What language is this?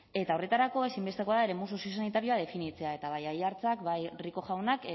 Basque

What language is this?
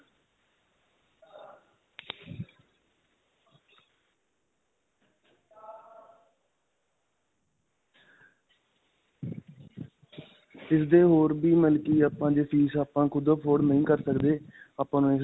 Punjabi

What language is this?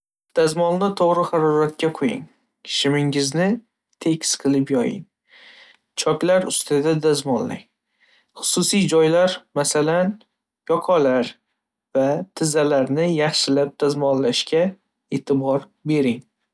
Uzbek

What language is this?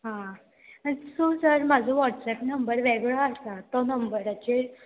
Konkani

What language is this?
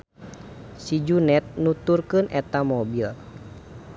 Sundanese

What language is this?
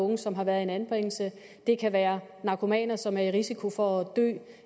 Danish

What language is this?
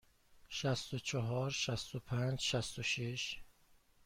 Persian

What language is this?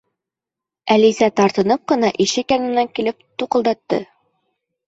Bashkir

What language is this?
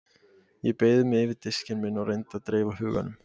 Icelandic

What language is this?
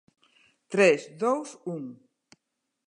Galician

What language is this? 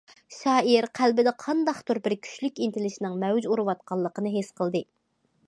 Uyghur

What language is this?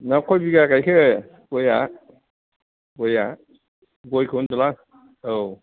Bodo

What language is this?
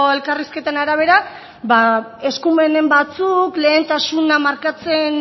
Basque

